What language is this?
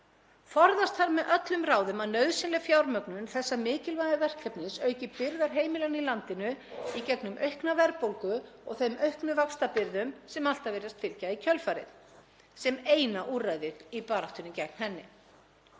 Icelandic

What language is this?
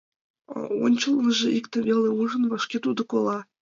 Mari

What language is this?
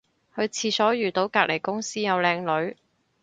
Cantonese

